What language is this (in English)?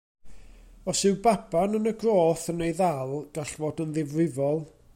Welsh